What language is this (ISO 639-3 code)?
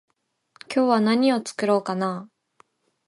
jpn